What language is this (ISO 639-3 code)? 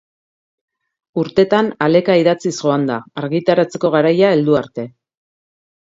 eus